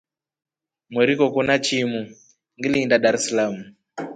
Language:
Rombo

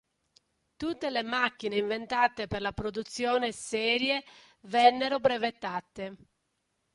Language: Italian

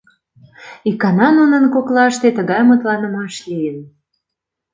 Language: Mari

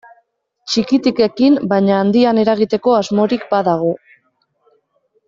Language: Basque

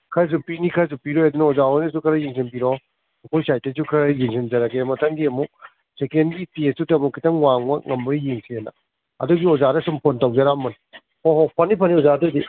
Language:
Manipuri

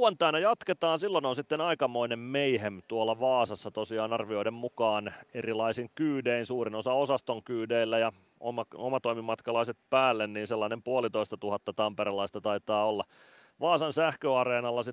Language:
Finnish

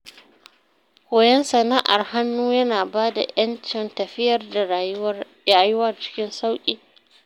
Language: Hausa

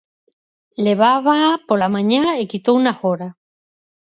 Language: Galician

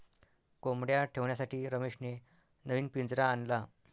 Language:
Marathi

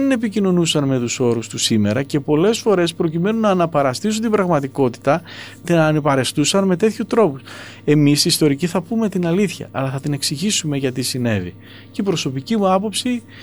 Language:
Greek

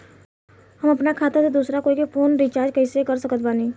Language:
Bhojpuri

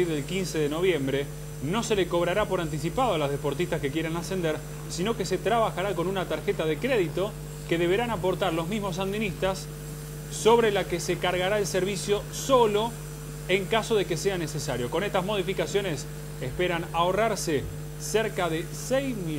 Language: Spanish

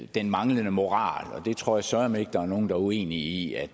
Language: Danish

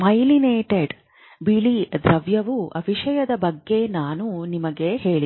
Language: Kannada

